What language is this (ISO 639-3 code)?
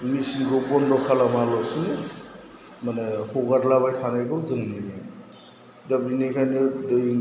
brx